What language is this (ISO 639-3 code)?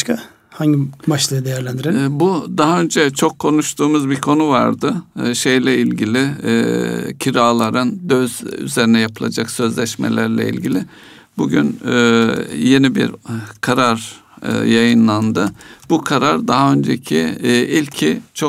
tur